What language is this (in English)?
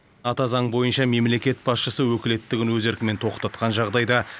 Kazakh